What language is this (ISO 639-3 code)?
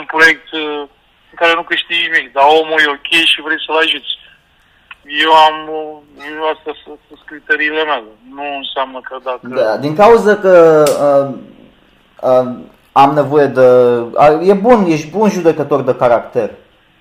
ron